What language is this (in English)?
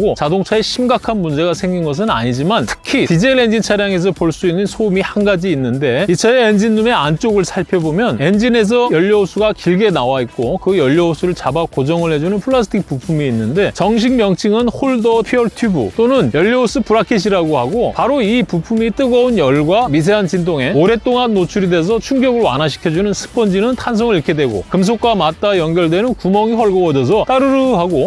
Korean